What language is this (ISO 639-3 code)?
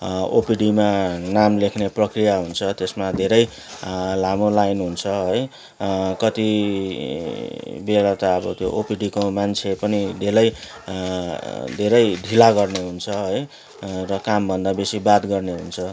nep